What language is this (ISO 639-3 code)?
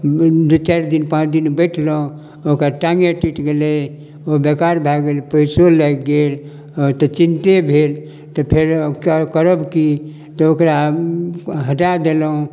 mai